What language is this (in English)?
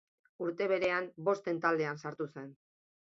Basque